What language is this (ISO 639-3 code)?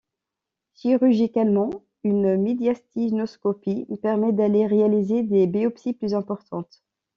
fra